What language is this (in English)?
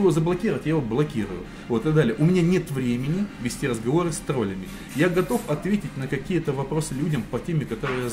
Russian